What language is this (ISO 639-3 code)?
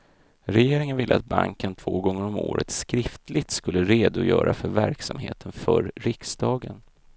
swe